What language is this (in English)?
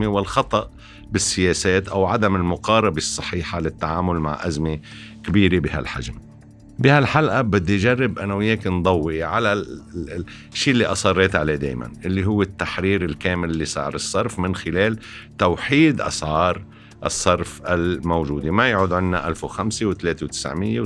Arabic